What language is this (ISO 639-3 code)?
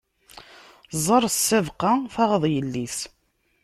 kab